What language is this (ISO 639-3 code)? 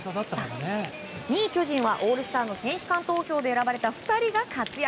jpn